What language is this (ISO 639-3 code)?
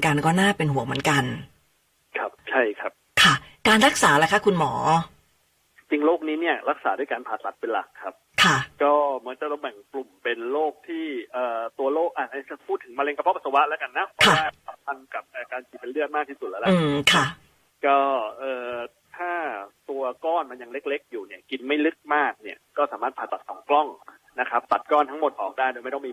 tha